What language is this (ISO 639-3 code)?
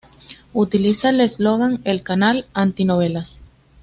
spa